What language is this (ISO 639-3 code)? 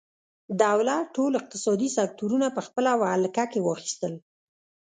pus